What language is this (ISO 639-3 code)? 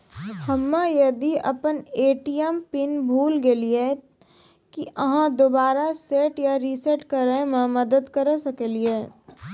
mai